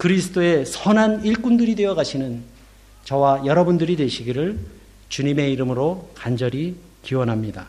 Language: Korean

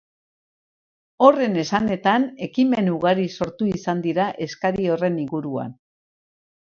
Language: Basque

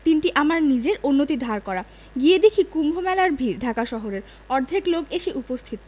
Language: Bangla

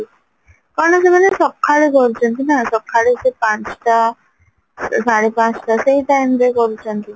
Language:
Odia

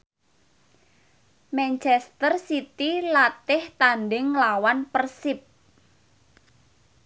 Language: Javanese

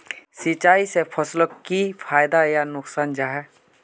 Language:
Magahi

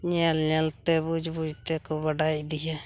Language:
Santali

